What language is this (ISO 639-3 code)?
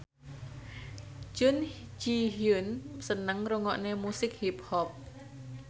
jav